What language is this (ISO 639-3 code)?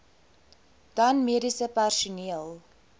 afr